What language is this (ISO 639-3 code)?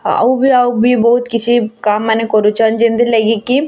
ori